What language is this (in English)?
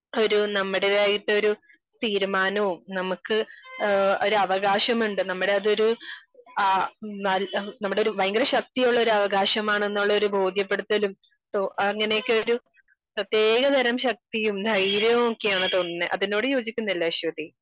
Malayalam